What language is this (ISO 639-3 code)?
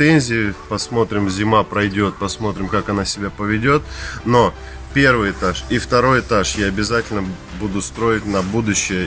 rus